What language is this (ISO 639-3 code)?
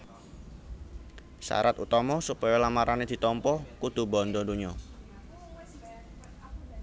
jav